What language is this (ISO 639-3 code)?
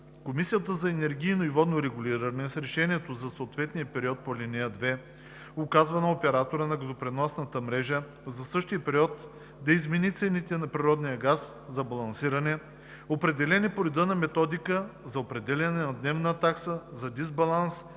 bul